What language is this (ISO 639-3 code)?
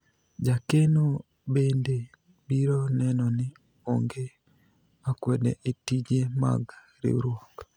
luo